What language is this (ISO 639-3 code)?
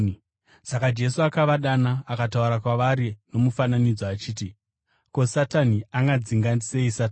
sna